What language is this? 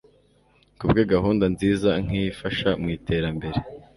Kinyarwanda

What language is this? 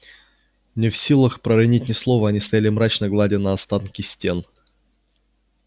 Russian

